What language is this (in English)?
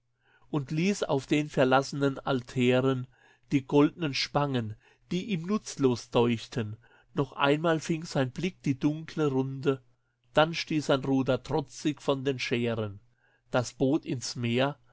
German